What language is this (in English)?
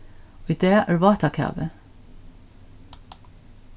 Faroese